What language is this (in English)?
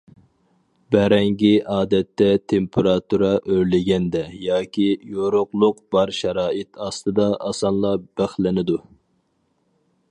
Uyghur